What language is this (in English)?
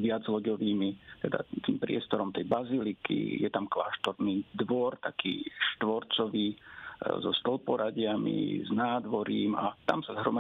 Slovak